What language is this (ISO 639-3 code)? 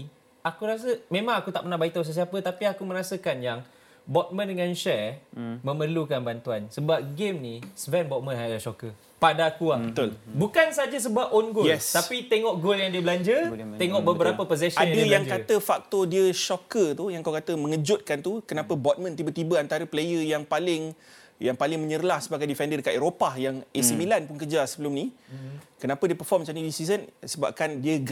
msa